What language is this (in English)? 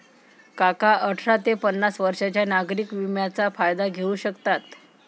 Marathi